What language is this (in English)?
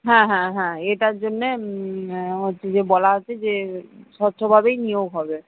Bangla